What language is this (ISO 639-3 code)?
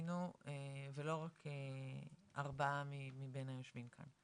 heb